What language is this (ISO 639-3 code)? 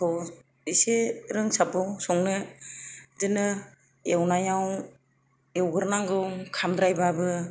brx